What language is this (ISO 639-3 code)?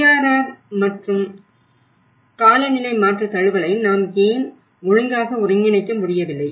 tam